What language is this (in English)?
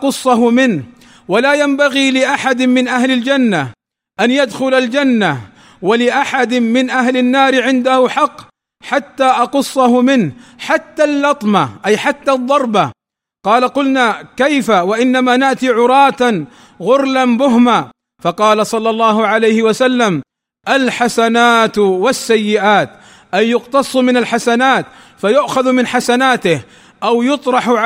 Arabic